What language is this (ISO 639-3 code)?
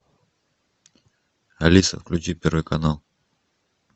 rus